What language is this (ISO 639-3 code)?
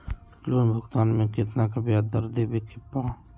mag